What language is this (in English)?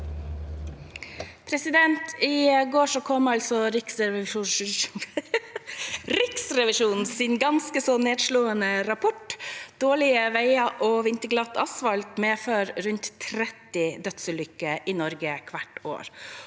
Norwegian